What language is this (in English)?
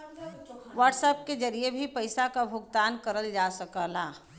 Bhojpuri